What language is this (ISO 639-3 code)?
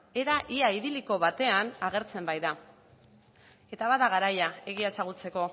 eus